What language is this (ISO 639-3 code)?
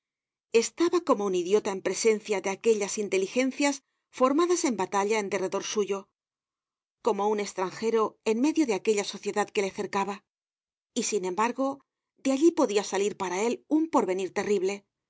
spa